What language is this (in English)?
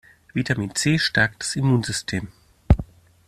German